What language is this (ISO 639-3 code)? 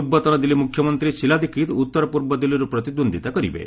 ori